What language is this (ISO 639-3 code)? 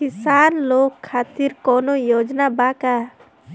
bho